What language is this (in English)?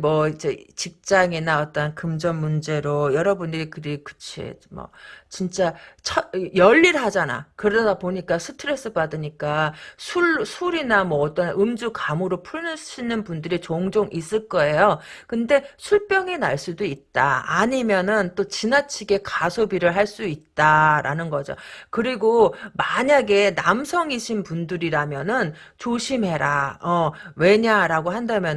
Korean